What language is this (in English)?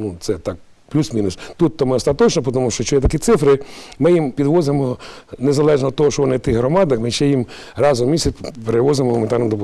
Ukrainian